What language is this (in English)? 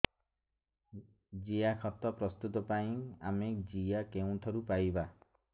Odia